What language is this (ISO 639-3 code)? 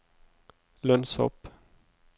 nor